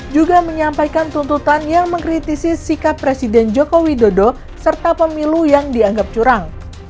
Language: Indonesian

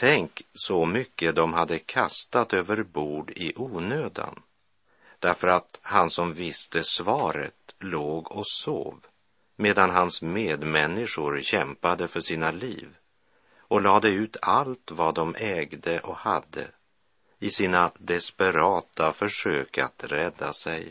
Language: Swedish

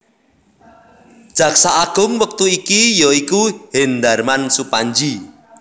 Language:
Javanese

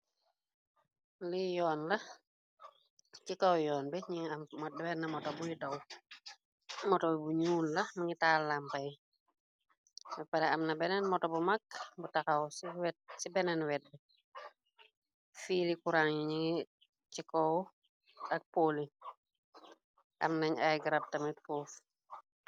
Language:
Wolof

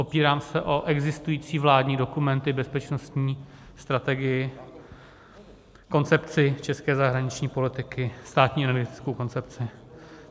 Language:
Czech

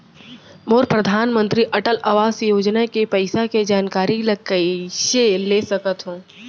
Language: Chhattisgarhi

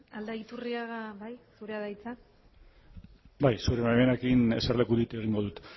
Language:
Basque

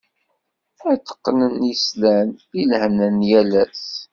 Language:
Kabyle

